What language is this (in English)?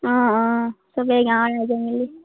Assamese